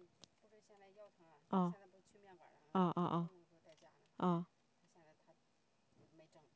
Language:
Chinese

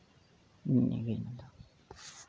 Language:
Santali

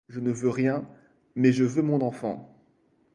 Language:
French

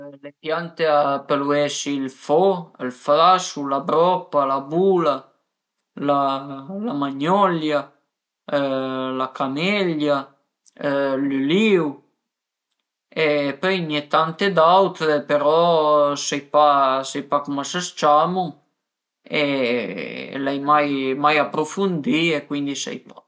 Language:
Piedmontese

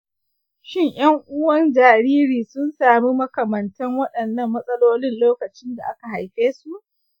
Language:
Hausa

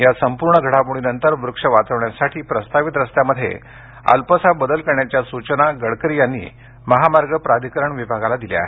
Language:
Marathi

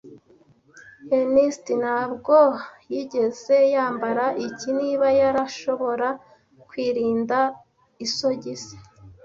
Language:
Kinyarwanda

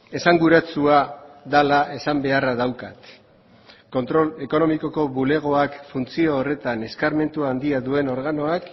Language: Basque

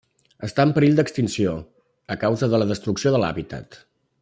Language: Catalan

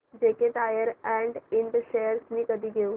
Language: Marathi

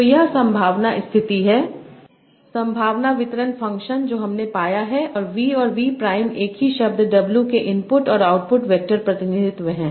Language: Hindi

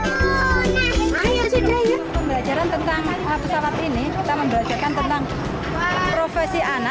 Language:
Indonesian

